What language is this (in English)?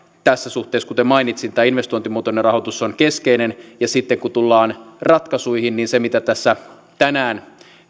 Finnish